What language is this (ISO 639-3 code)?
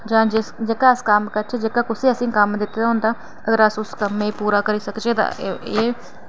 doi